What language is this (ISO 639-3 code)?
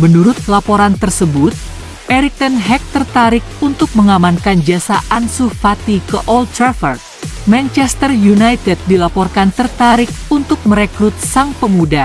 ind